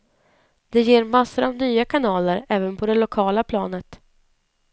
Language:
Swedish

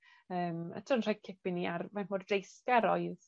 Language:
Welsh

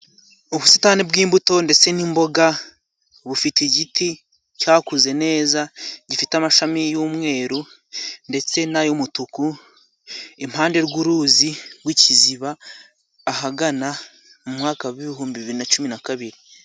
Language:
Kinyarwanda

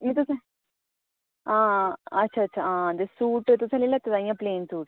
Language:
Dogri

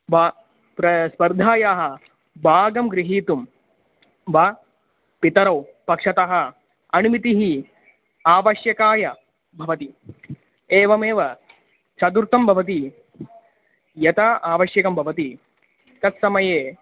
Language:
Sanskrit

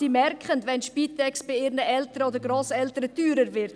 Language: Swiss German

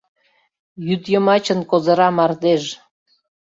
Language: Mari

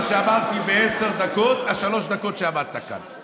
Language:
Hebrew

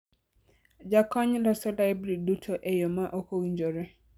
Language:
Luo (Kenya and Tanzania)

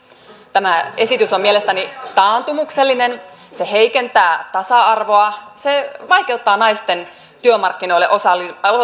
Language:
Finnish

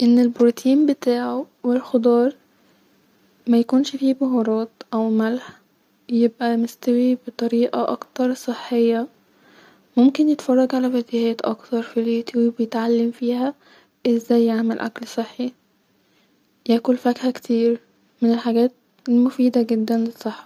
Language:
Egyptian Arabic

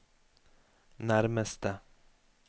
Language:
Norwegian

